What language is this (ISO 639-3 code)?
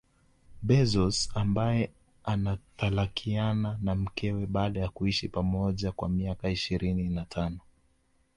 swa